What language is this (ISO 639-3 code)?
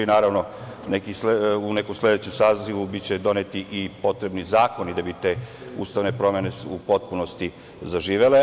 srp